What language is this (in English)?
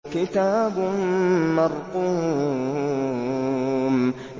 Arabic